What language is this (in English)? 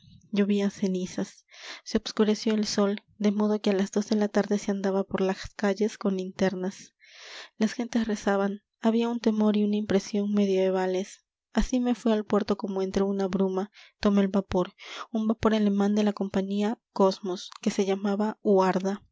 Spanish